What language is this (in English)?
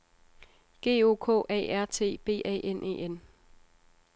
Danish